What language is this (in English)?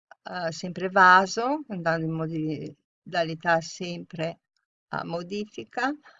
Italian